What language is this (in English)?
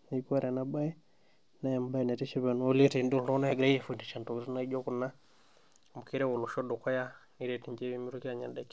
Masai